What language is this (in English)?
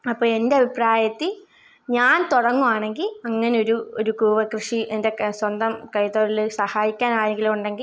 Malayalam